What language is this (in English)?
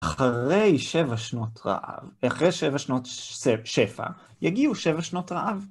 Hebrew